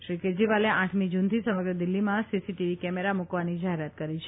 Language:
Gujarati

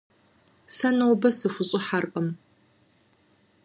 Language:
Kabardian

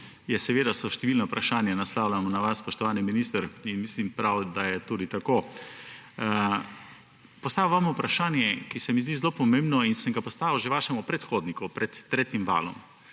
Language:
Slovenian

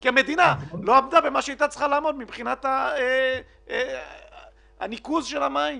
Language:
Hebrew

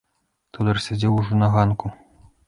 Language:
Belarusian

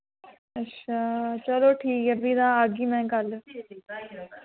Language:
Dogri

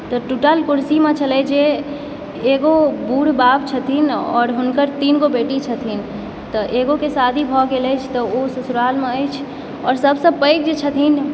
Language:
Maithili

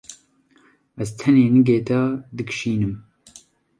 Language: Kurdish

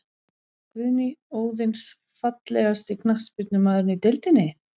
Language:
Icelandic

